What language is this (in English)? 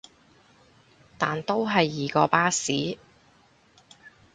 Cantonese